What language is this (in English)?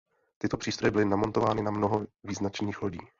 Czech